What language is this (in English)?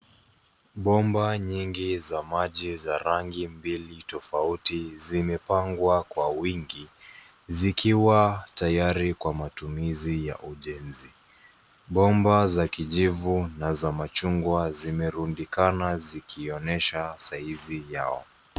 Swahili